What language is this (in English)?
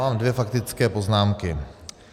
Czech